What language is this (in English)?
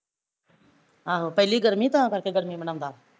Punjabi